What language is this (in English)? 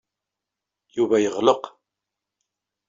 Kabyle